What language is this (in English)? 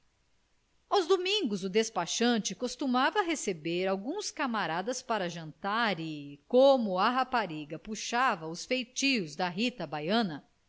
Portuguese